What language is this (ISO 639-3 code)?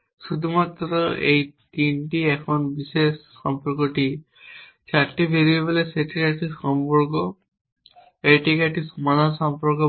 ben